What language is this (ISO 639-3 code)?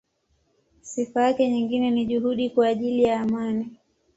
swa